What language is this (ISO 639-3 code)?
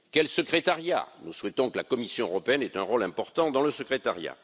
fra